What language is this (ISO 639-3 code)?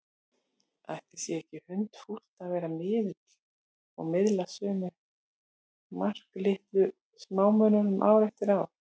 isl